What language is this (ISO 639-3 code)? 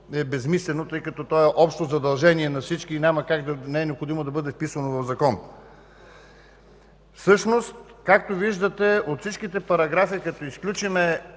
bul